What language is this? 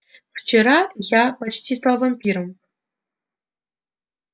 Russian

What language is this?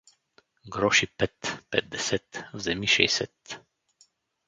Bulgarian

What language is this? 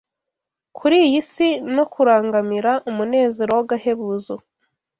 Kinyarwanda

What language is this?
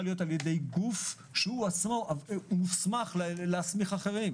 Hebrew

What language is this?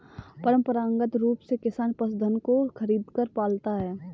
Hindi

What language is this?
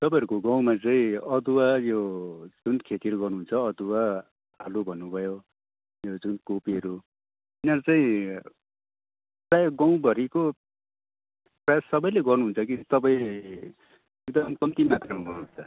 Nepali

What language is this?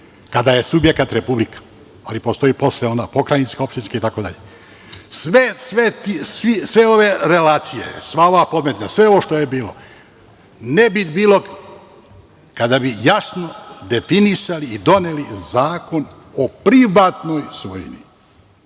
Serbian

